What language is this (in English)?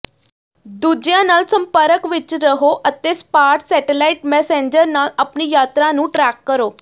Punjabi